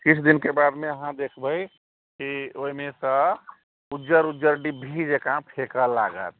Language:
Maithili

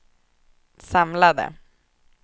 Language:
Swedish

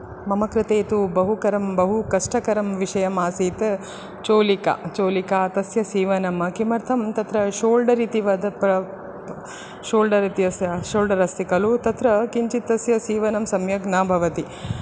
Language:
Sanskrit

